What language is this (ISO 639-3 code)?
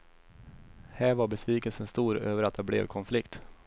swe